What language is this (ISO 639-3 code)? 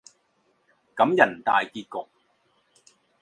zho